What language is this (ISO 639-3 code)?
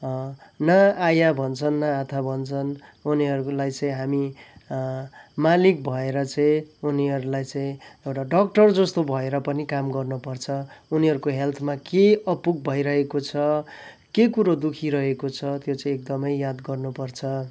nep